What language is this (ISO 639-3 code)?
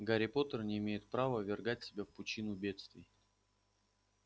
rus